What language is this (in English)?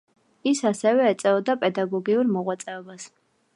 Georgian